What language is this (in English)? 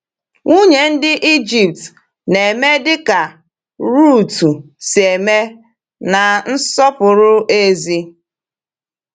Igbo